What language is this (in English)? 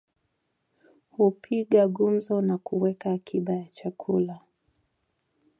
Swahili